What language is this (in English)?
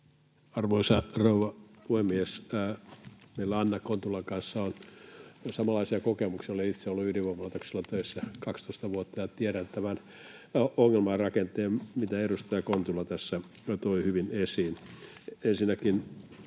Finnish